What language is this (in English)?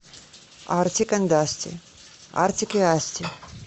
Russian